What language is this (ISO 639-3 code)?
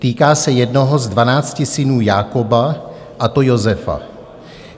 ces